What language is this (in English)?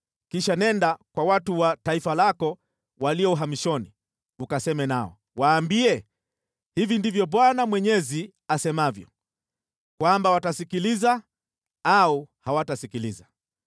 Swahili